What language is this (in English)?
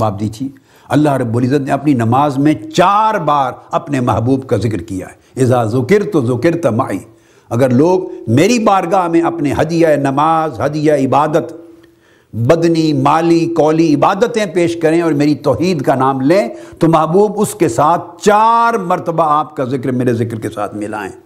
Urdu